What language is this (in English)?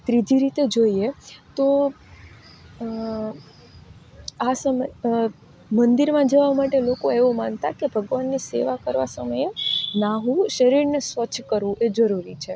Gujarati